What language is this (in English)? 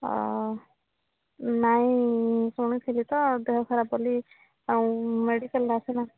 Odia